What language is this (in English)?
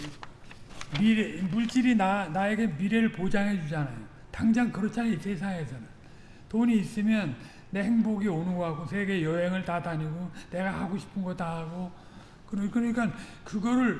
Korean